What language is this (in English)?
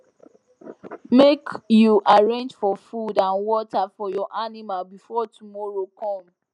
Nigerian Pidgin